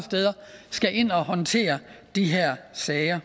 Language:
Danish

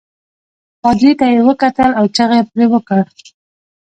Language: Pashto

